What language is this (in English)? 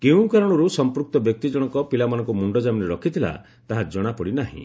Odia